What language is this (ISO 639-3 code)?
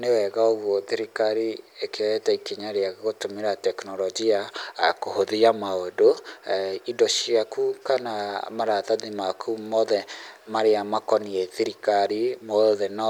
kik